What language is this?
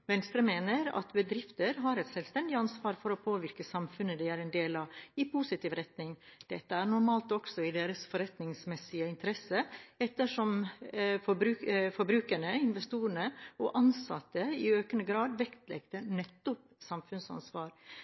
Norwegian Bokmål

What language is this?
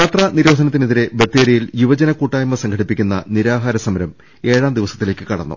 Malayalam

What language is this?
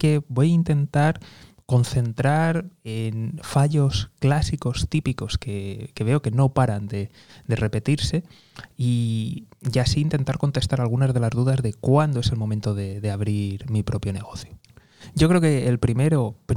Spanish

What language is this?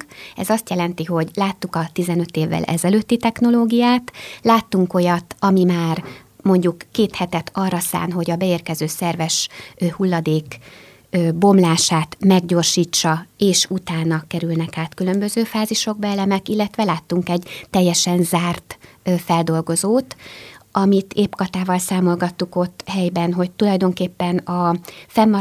Hungarian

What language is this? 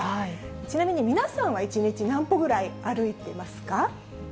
Japanese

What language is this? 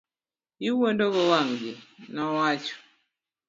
Luo (Kenya and Tanzania)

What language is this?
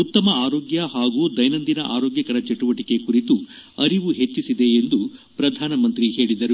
Kannada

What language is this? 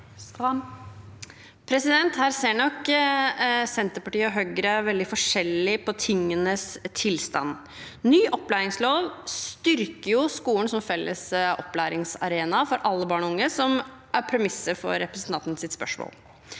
Norwegian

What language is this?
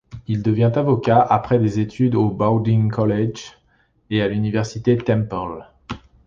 French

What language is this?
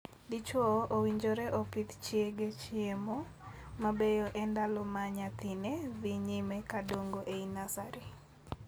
Luo (Kenya and Tanzania)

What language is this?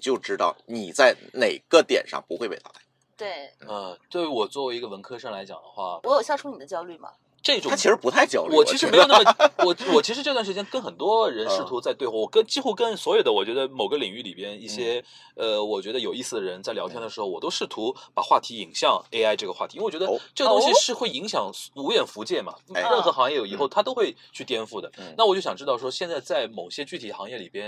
Chinese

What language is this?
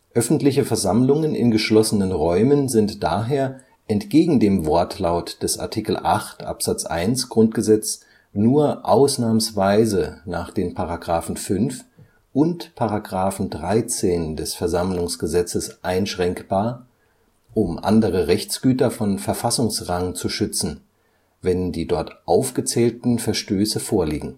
German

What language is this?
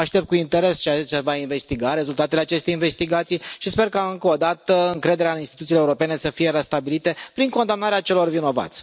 Romanian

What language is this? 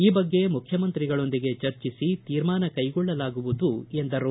Kannada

